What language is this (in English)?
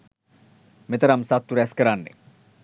Sinhala